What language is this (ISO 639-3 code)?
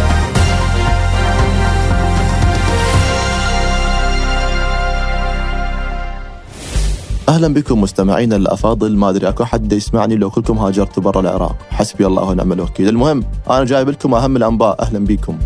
ara